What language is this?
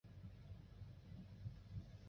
Chinese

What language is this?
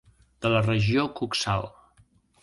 Catalan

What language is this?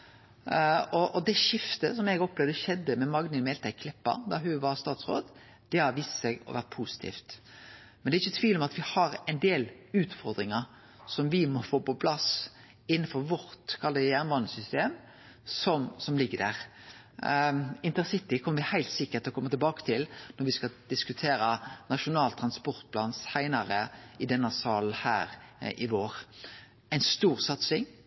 Norwegian Nynorsk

